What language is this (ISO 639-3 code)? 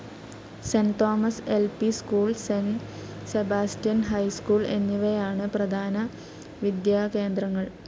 mal